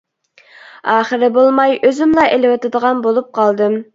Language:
Uyghur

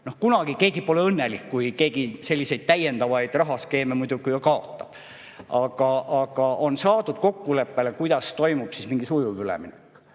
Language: Estonian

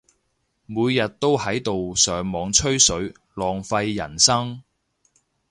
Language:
Cantonese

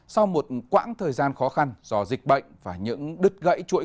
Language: Vietnamese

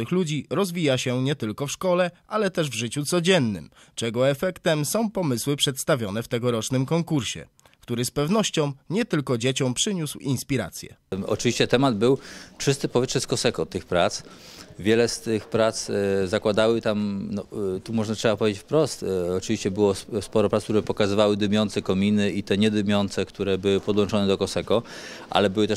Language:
Polish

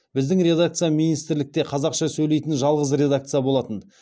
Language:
Kazakh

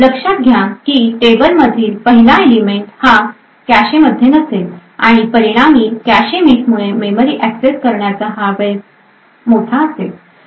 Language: Marathi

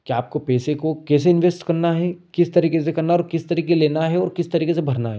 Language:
Hindi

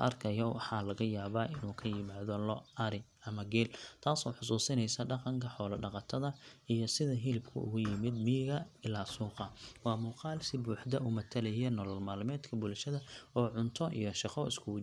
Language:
Somali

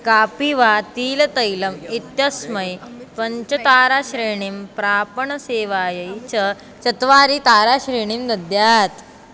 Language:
Sanskrit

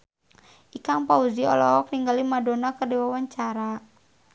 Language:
Sundanese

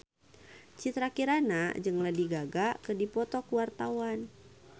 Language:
Sundanese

